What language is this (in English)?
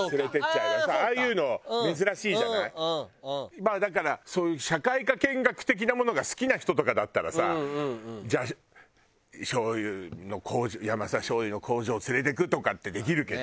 Japanese